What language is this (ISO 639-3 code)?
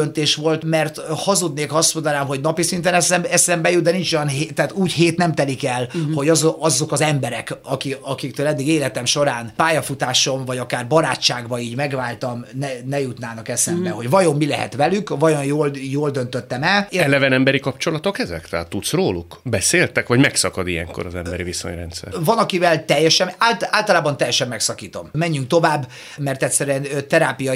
hun